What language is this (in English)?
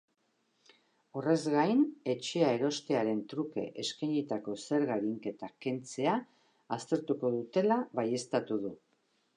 Basque